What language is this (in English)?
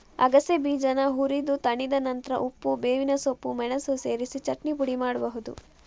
Kannada